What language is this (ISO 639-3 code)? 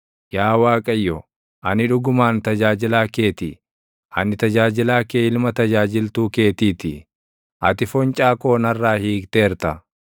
orm